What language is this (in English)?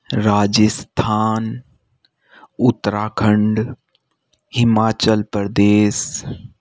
Hindi